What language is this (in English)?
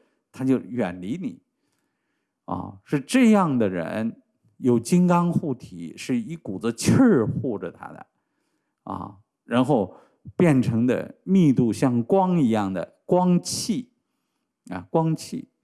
Chinese